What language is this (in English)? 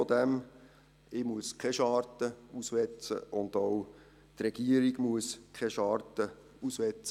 Swiss German